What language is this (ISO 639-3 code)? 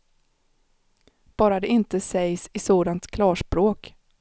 swe